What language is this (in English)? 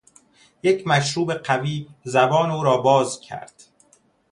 Persian